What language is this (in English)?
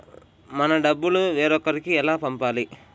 Telugu